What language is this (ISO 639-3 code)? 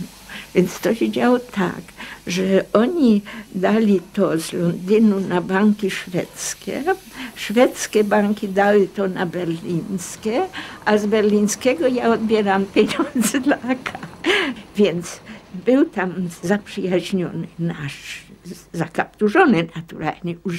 pol